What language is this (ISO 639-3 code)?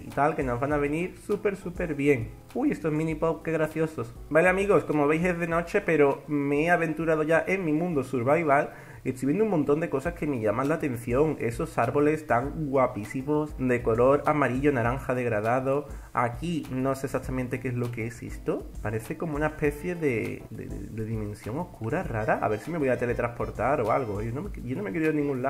spa